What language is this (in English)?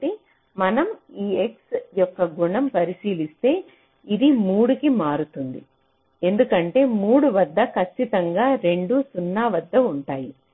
Telugu